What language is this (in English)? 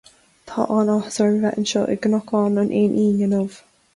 Irish